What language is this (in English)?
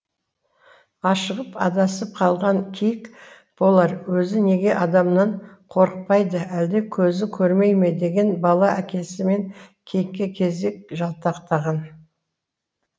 Kazakh